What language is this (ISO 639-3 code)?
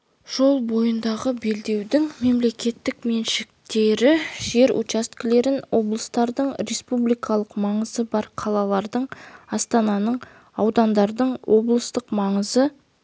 kaz